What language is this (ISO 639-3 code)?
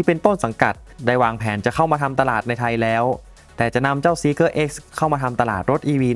tha